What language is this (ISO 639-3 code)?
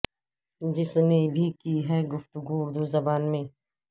urd